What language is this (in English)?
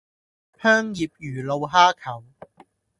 Cantonese